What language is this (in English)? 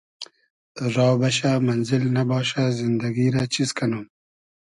Hazaragi